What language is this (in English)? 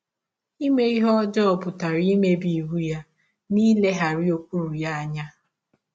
Igbo